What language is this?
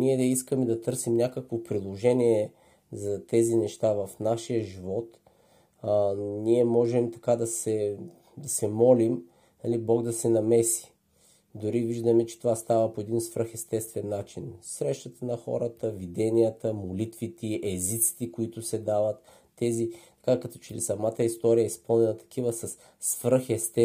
Bulgarian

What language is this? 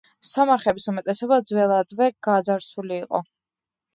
Georgian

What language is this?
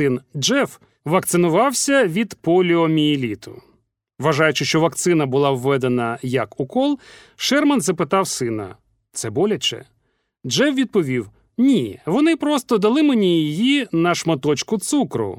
Ukrainian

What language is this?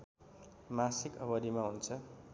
Nepali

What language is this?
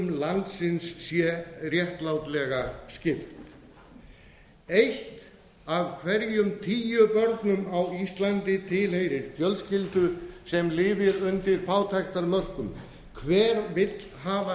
Icelandic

